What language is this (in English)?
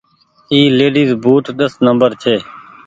Goaria